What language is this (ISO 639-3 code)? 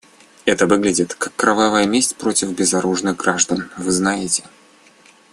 rus